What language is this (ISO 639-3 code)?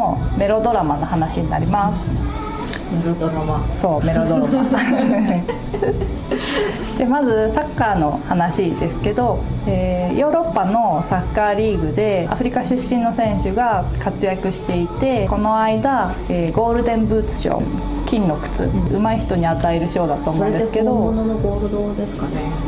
jpn